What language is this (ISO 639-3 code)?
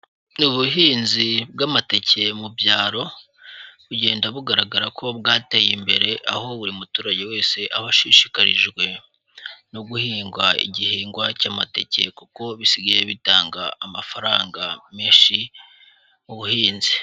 kin